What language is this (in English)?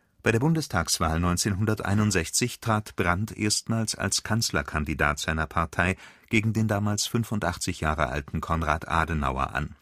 German